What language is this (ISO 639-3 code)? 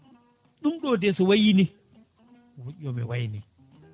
ful